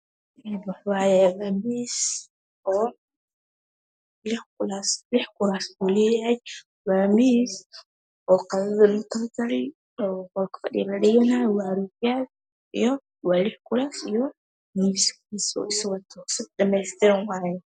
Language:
Somali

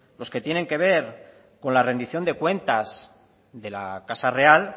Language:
Spanish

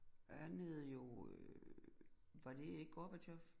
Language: Danish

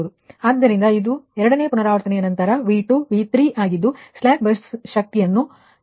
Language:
Kannada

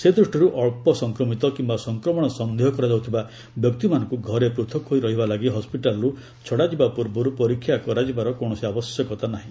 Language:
Odia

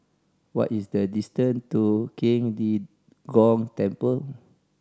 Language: English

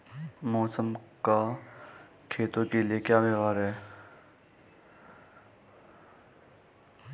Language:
Hindi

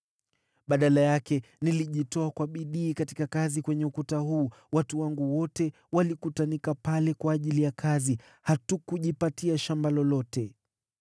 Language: Swahili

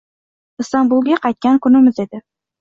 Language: Uzbek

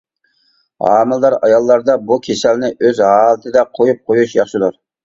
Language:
Uyghur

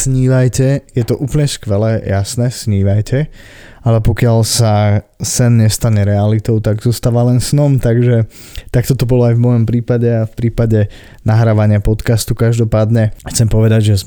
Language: Slovak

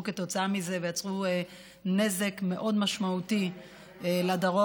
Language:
Hebrew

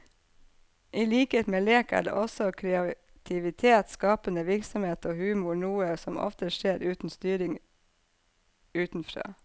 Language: Norwegian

